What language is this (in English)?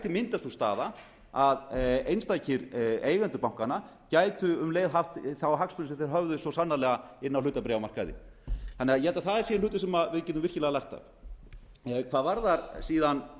Icelandic